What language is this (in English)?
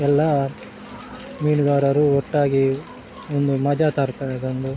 Kannada